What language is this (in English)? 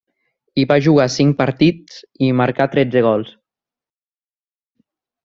Catalan